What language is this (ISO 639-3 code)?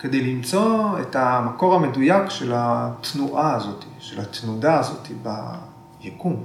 heb